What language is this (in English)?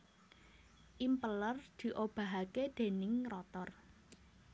Javanese